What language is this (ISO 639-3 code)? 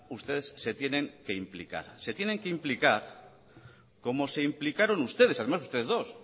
spa